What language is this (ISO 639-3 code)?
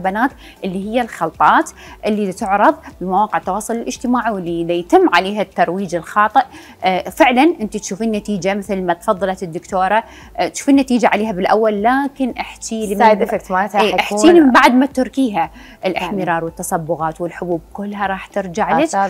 ara